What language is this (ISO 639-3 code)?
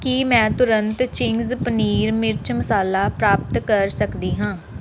pan